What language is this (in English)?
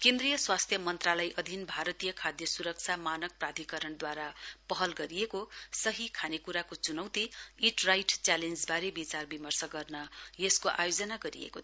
Nepali